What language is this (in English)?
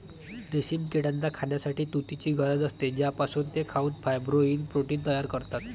Marathi